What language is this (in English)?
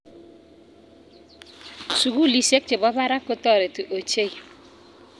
Kalenjin